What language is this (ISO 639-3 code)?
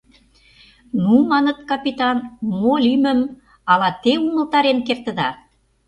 chm